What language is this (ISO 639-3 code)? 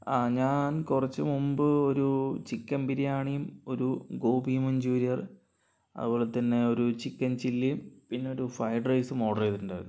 mal